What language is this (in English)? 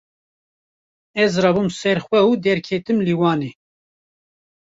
Kurdish